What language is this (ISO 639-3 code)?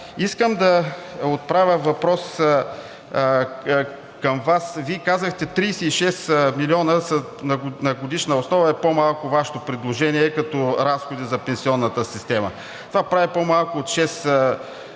bul